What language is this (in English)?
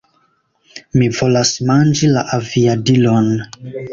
Esperanto